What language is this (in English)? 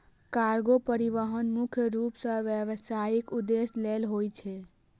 Maithili